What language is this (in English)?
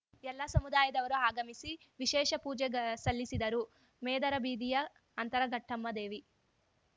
Kannada